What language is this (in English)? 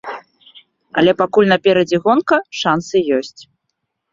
Belarusian